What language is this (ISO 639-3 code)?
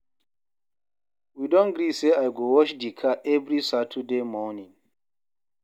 pcm